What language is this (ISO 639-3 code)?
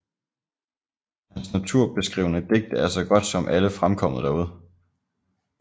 dan